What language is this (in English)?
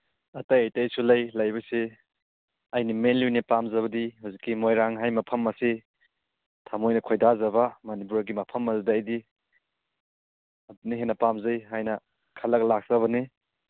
Manipuri